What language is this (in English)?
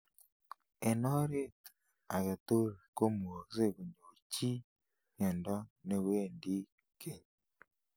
Kalenjin